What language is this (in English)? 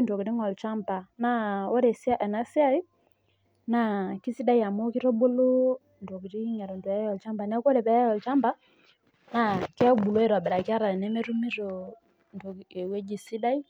Masai